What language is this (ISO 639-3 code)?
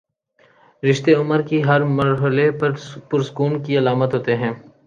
urd